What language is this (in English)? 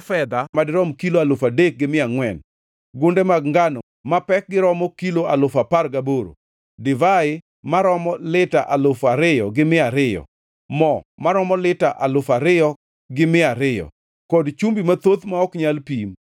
Luo (Kenya and Tanzania)